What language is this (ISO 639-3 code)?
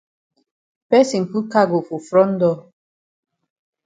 wes